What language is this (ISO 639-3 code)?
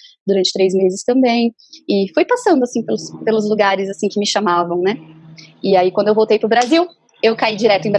por